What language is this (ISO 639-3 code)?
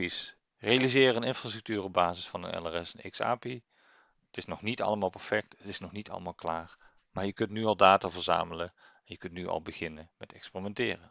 nld